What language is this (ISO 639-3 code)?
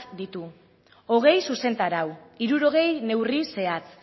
eus